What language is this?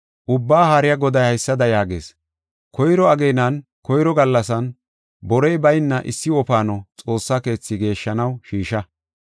Gofa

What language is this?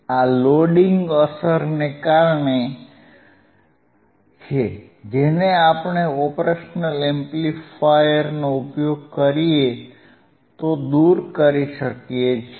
Gujarati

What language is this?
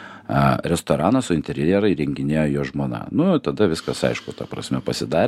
Lithuanian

